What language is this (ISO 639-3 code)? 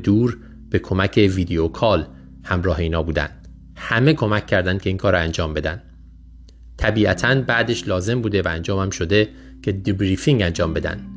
fas